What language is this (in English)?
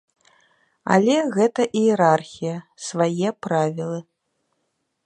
Belarusian